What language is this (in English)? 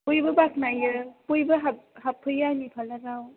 Bodo